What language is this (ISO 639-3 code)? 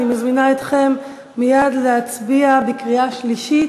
heb